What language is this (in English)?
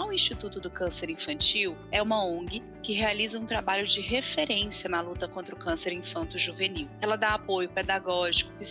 Portuguese